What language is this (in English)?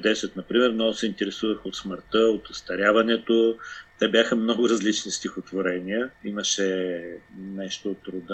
Bulgarian